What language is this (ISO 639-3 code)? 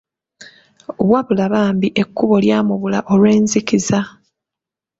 lug